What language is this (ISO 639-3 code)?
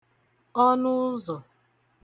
ibo